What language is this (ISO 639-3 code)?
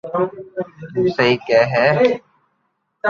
lrk